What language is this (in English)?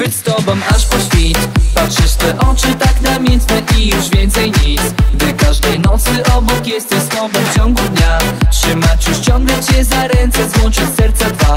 Polish